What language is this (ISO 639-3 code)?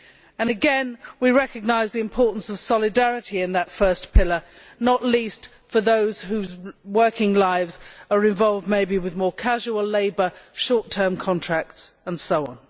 eng